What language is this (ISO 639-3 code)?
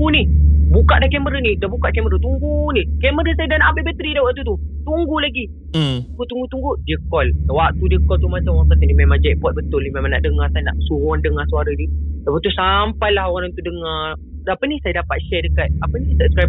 msa